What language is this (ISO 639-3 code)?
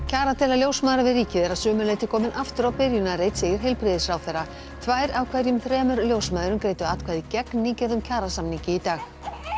isl